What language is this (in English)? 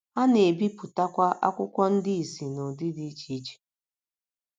Igbo